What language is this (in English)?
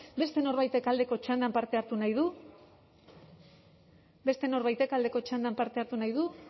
Basque